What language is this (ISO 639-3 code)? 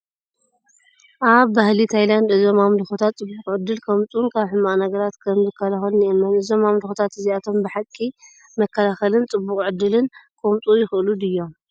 tir